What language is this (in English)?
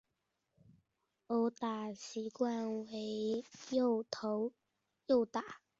Chinese